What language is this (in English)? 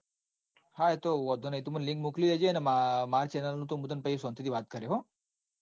Gujarati